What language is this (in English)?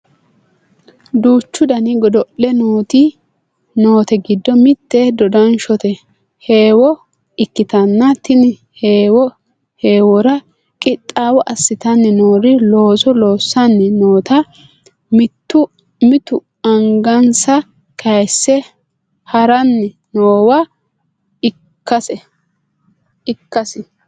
Sidamo